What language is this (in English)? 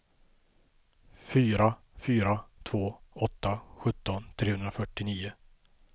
Swedish